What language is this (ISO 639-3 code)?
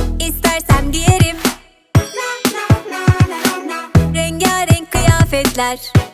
tur